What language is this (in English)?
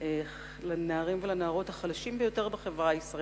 Hebrew